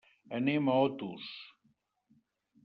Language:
Catalan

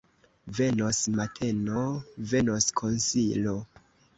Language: Esperanto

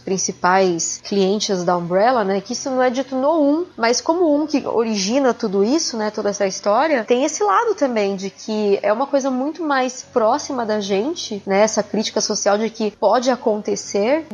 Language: Portuguese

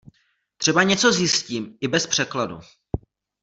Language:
Czech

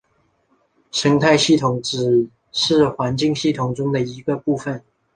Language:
Chinese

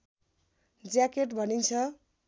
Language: Nepali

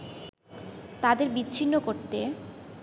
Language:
Bangla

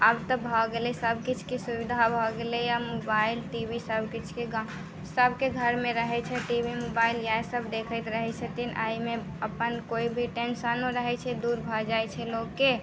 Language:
Maithili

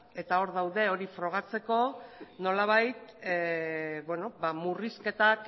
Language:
Basque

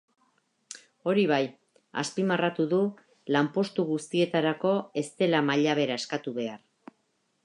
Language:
Basque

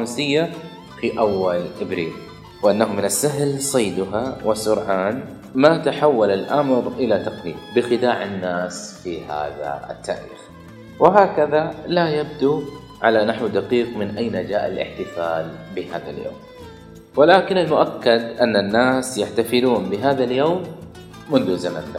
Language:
Arabic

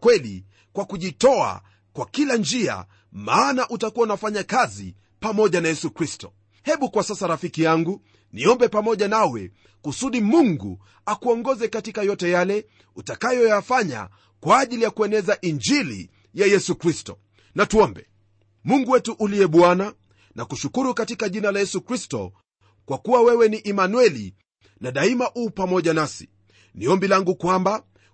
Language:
Swahili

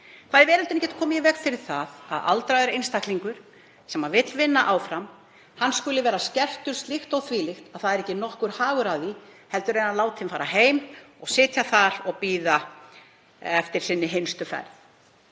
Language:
Icelandic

